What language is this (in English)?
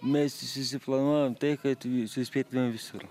Lithuanian